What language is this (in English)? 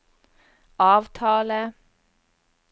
Norwegian